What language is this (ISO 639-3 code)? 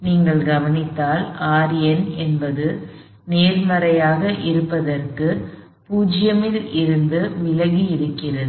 tam